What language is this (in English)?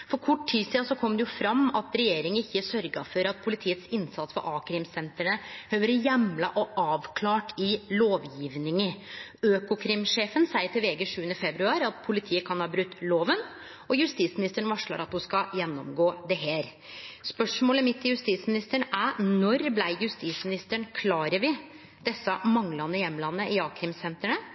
Norwegian Nynorsk